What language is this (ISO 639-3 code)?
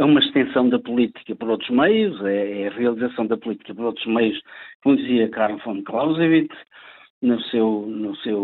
por